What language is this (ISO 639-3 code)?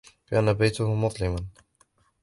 ara